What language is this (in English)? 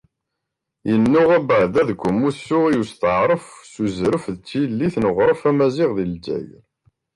Kabyle